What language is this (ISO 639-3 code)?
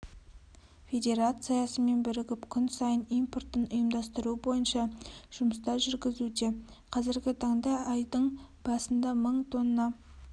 kaz